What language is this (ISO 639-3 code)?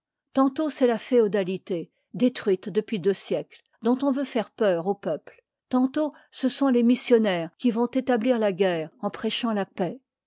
fra